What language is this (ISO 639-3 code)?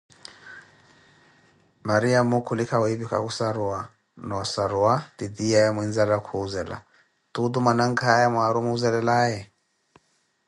eko